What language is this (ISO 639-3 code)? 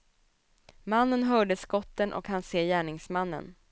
swe